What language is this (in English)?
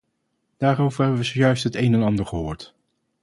Dutch